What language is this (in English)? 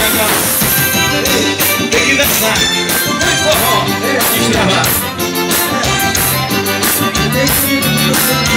Dutch